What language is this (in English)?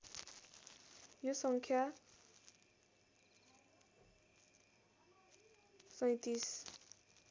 Nepali